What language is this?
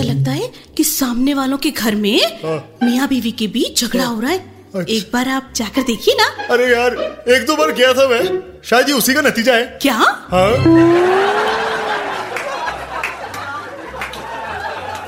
Hindi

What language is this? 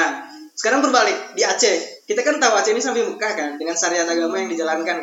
Indonesian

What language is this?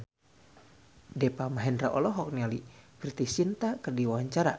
Sundanese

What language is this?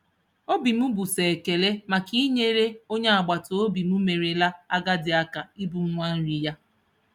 Igbo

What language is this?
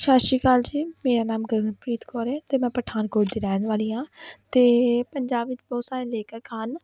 Punjabi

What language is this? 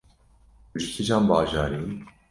Kurdish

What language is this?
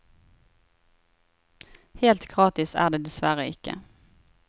Norwegian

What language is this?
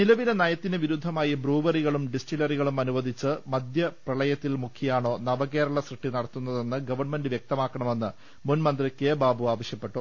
Malayalam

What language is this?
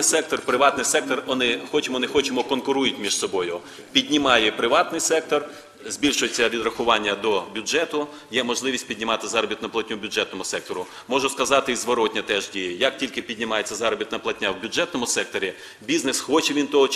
Ukrainian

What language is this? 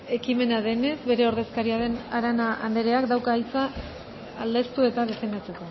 Basque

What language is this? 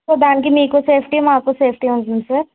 Telugu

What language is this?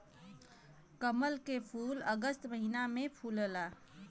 Bhojpuri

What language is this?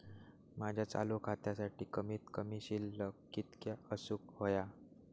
Marathi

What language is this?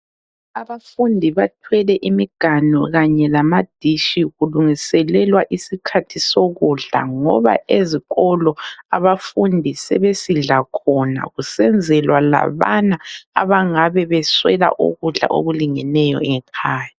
North Ndebele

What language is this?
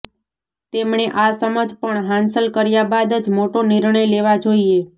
Gujarati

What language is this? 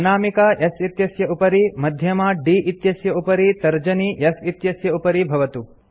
Sanskrit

